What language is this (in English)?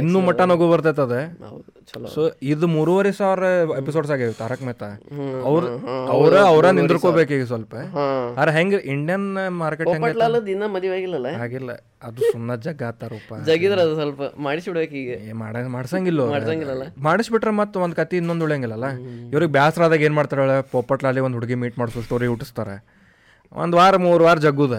Kannada